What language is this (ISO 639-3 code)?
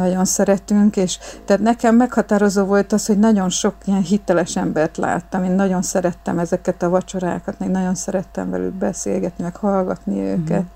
hun